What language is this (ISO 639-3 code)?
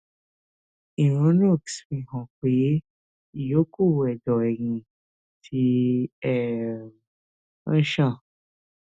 yor